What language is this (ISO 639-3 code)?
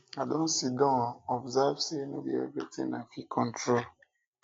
pcm